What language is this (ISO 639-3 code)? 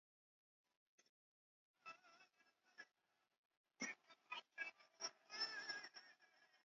swa